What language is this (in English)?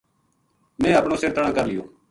Gujari